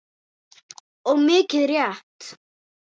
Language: Icelandic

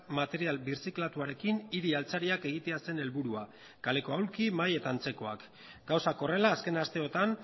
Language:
Basque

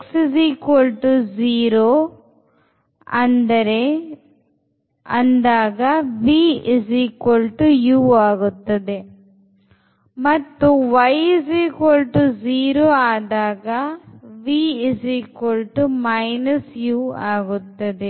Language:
Kannada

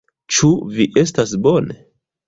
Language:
Esperanto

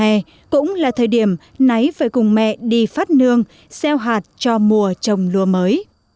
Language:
Vietnamese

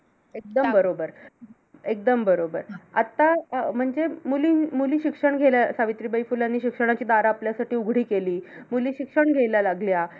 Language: Marathi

